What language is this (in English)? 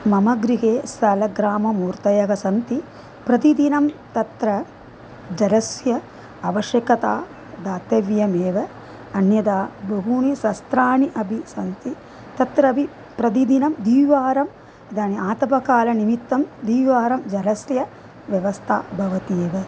Sanskrit